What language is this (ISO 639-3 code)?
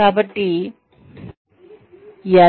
tel